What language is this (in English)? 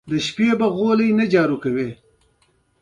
Pashto